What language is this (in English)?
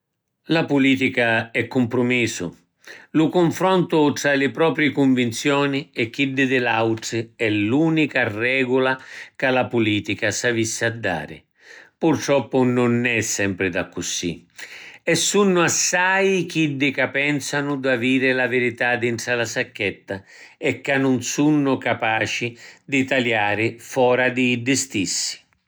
Sicilian